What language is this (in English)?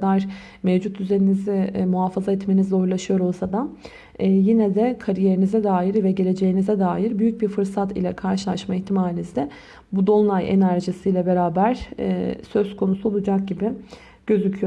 Turkish